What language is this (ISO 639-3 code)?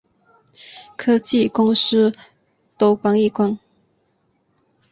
zho